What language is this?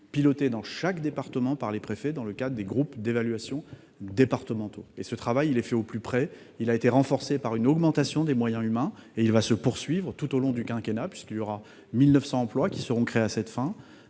French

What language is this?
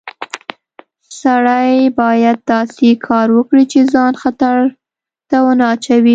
Pashto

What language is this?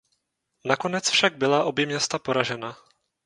Czech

